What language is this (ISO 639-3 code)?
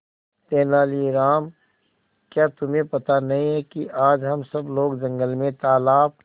hin